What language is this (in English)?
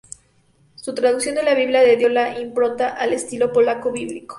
Spanish